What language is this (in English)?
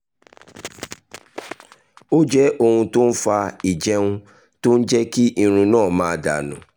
Yoruba